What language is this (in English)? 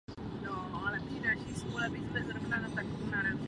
Czech